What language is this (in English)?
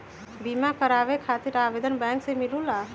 Magahi